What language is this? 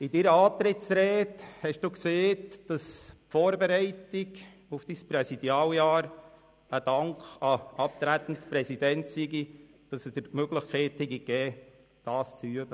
Swiss German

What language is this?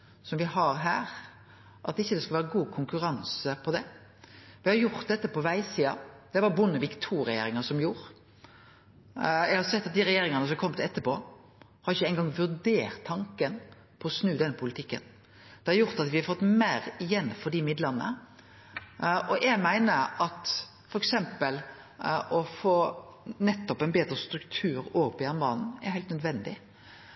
Norwegian Nynorsk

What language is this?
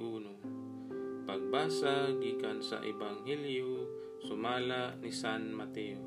Filipino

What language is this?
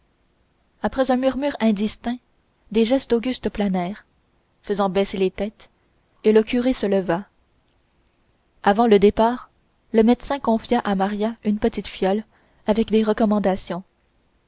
French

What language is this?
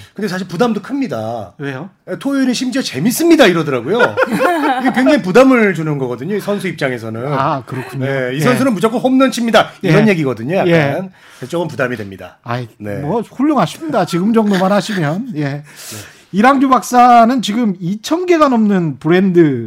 Korean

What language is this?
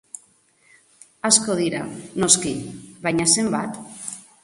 Basque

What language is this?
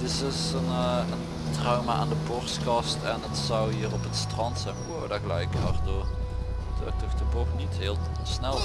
Dutch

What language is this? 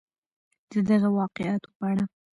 Pashto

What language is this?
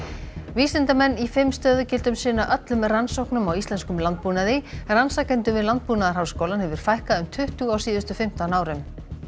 Icelandic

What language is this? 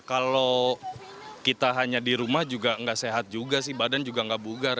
Indonesian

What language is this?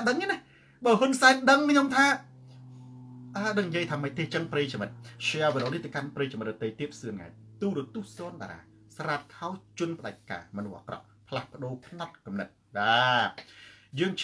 Thai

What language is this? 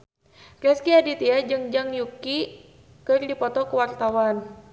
Sundanese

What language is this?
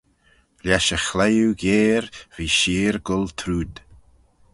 Manx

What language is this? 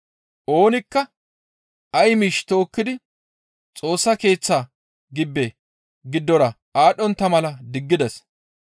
Gamo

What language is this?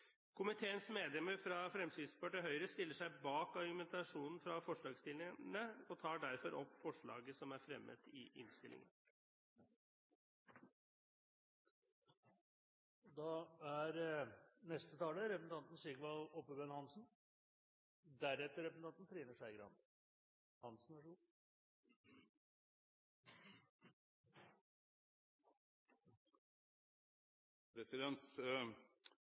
Norwegian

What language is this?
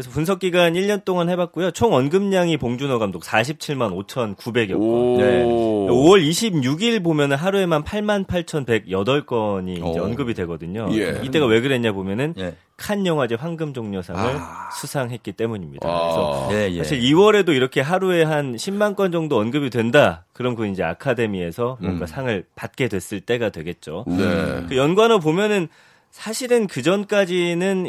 Korean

